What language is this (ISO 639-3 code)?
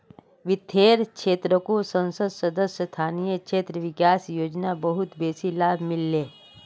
mag